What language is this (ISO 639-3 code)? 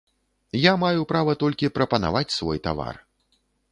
bel